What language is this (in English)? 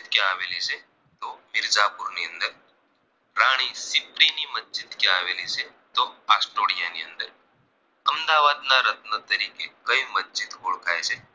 Gujarati